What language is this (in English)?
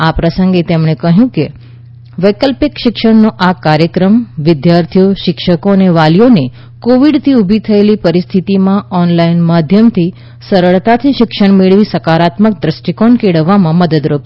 Gujarati